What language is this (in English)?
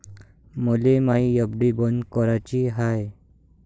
Marathi